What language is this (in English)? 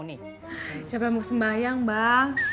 Indonesian